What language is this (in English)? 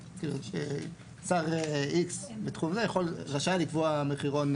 Hebrew